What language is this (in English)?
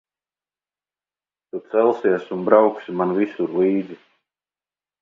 Latvian